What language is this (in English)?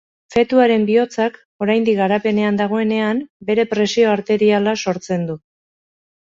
Basque